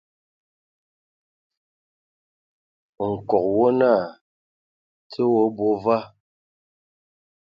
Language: Ewondo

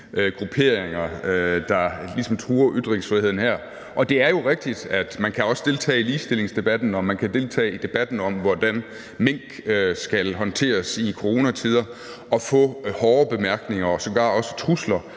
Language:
Danish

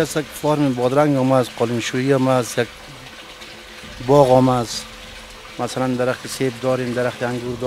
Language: Persian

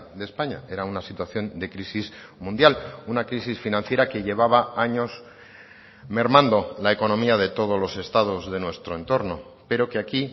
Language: Spanish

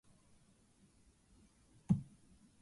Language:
English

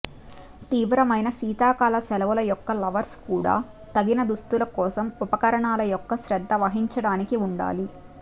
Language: Telugu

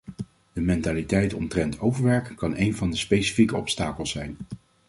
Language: Dutch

